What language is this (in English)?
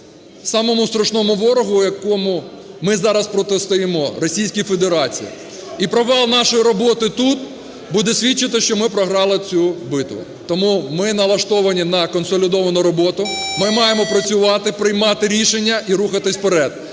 Ukrainian